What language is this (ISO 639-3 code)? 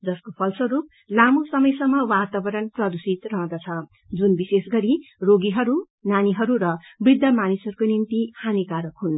nep